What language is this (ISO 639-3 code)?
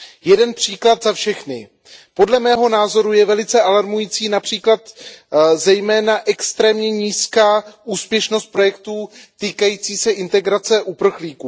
ces